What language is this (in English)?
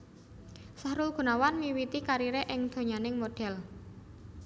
Javanese